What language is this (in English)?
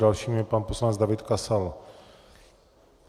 Czech